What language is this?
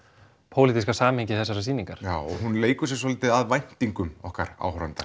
Icelandic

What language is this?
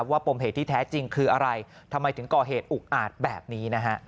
Thai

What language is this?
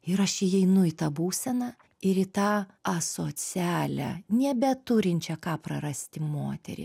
Lithuanian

